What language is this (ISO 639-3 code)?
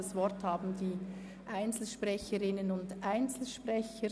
gsw